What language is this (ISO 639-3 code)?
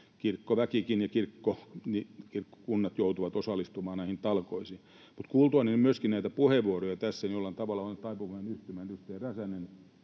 fin